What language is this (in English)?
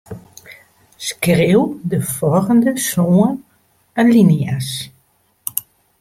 Western Frisian